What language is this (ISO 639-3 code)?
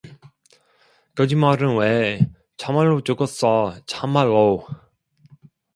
kor